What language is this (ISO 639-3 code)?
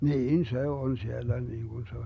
fin